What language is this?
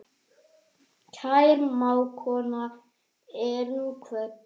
Icelandic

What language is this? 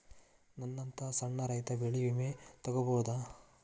Kannada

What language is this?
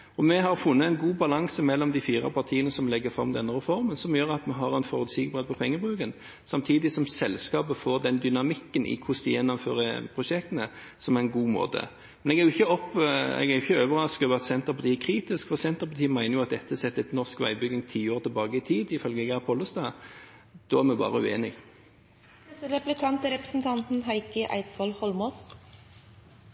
Norwegian Bokmål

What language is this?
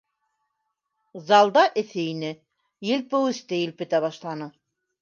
Bashkir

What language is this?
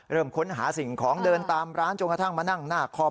Thai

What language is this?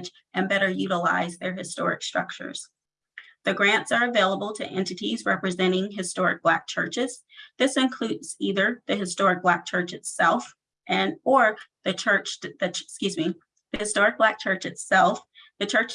English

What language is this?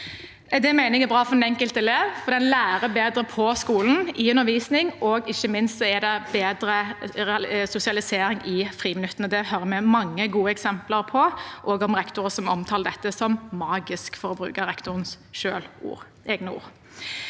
Norwegian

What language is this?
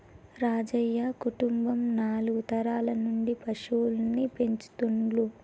Telugu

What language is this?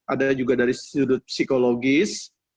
Indonesian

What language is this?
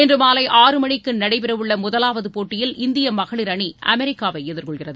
Tamil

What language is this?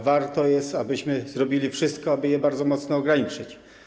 Polish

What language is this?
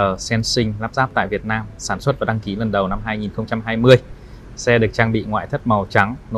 Vietnamese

